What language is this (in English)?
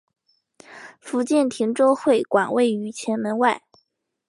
Chinese